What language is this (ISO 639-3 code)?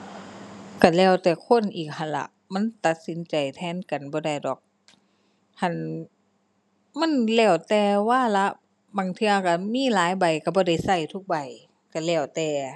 tha